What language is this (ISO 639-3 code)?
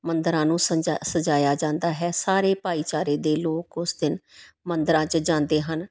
pan